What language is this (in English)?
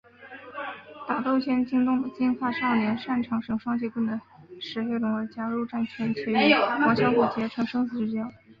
Chinese